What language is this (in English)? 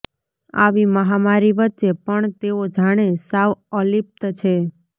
Gujarati